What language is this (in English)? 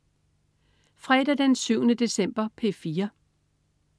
Danish